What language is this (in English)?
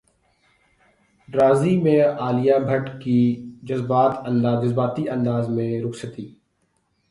Urdu